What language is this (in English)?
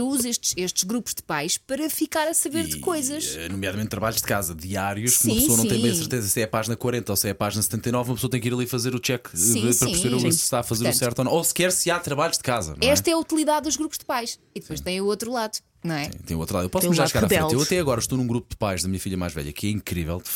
Portuguese